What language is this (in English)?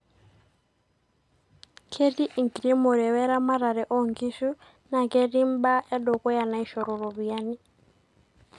Masai